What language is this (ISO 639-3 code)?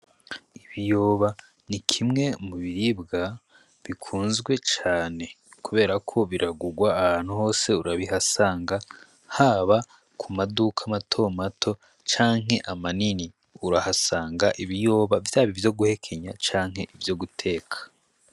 run